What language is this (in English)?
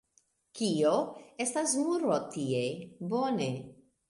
Esperanto